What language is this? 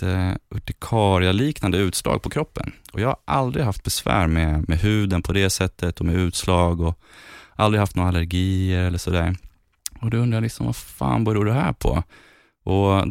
Swedish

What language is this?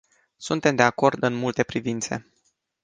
Romanian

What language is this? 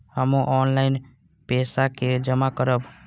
Maithili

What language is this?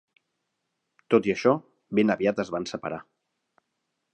Catalan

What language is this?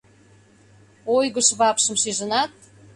Mari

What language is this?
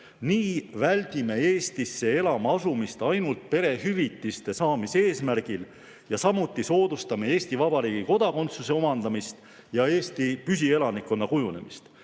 Estonian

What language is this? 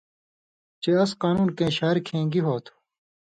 Indus Kohistani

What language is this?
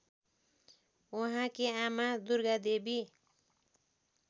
Nepali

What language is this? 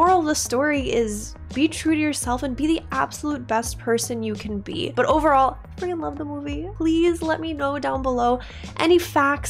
English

